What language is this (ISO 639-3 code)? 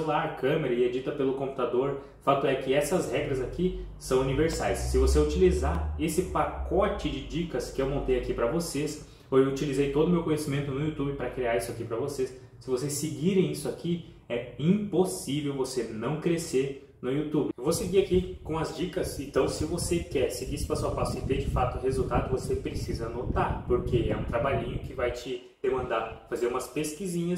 por